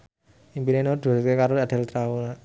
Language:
Javanese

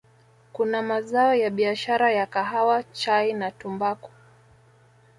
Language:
Swahili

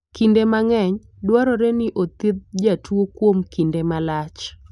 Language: Luo (Kenya and Tanzania)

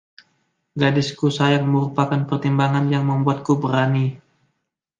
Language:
Indonesian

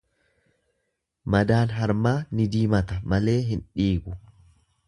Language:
Oromo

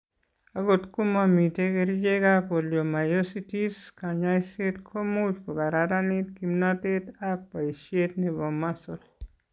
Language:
Kalenjin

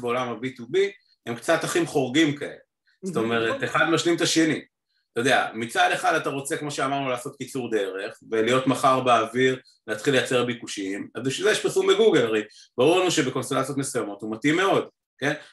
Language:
Hebrew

